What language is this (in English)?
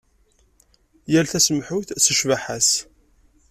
Kabyle